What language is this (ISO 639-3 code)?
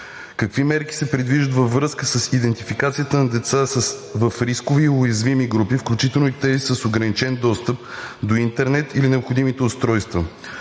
bul